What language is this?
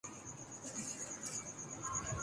Urdu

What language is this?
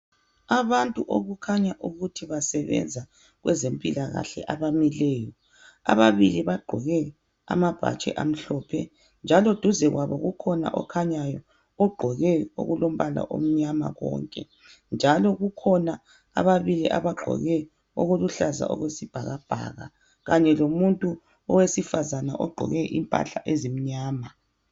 North Ndebele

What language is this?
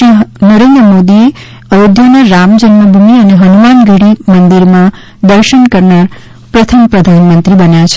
Gujarati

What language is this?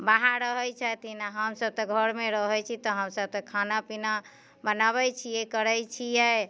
Maithili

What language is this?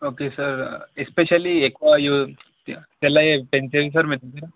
Telugu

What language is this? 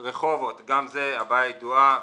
Hebrew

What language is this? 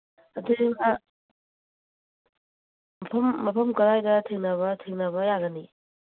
Manipuri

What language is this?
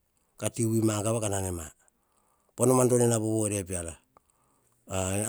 Hahon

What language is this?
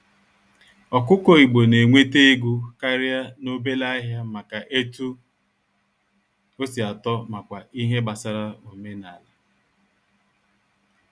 Igbo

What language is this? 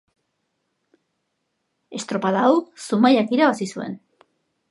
Basque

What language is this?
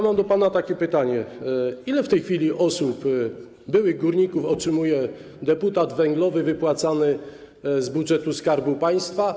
Polish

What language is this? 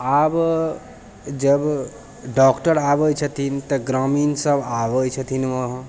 Maithili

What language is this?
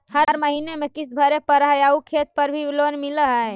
Magahi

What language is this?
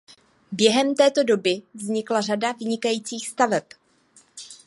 Czech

